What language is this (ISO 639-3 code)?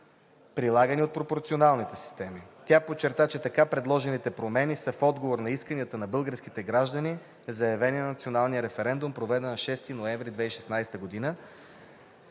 bul